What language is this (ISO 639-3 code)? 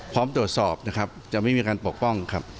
tha